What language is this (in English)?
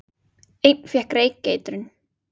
Icelandic